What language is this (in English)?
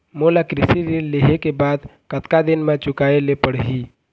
Chhattisgarhi